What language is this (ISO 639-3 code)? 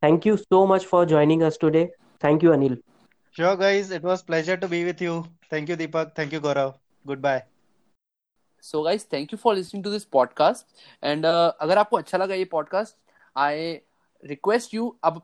hin